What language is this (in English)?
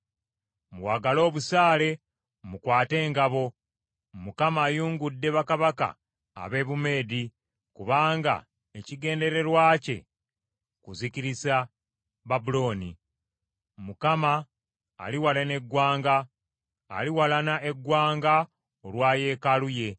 Ganda